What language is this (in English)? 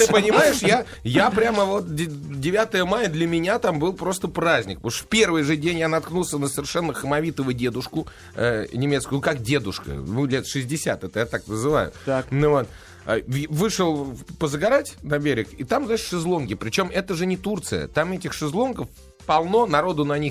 Russian